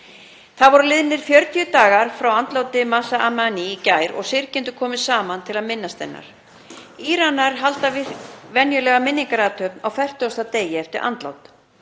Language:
Icelandic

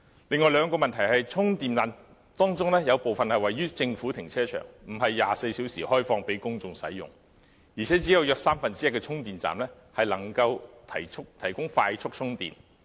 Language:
Cantonese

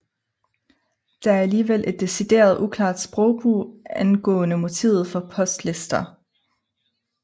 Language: Danish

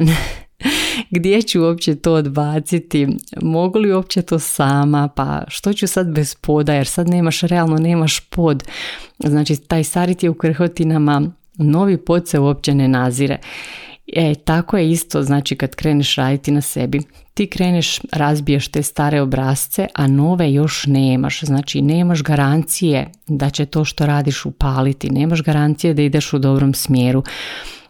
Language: Croatian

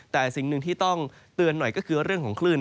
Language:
Thai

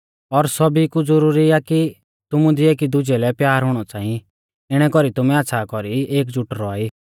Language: Mahasu Pahari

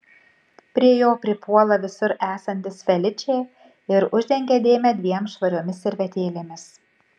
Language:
Lithuanian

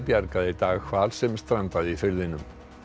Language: Icelandic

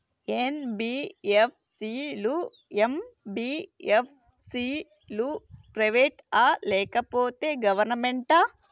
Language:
Telugu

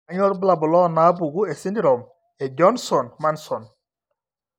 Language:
Masai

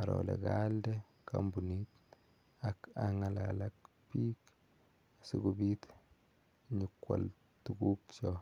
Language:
Kalenjin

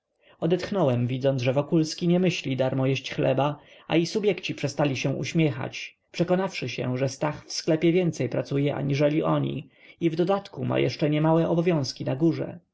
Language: Polish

